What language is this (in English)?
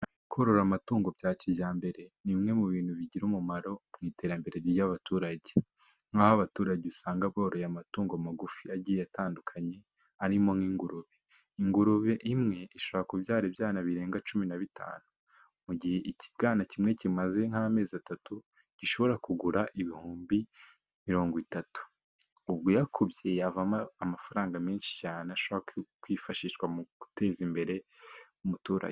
Kinyarwanda